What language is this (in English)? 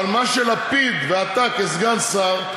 Hebrew